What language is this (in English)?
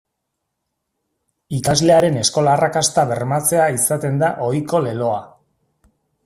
Basque